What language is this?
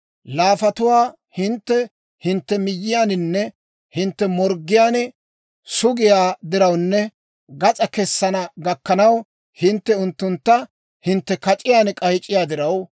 Dawro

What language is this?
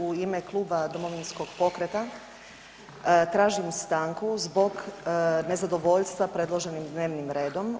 Croatian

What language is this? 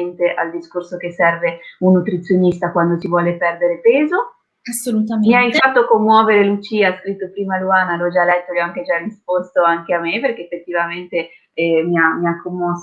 Italian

